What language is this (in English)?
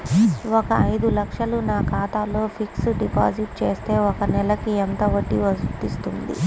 Telugu